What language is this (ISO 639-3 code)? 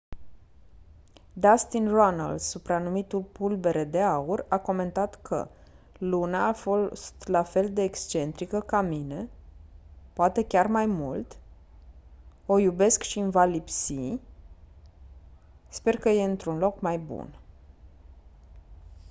ron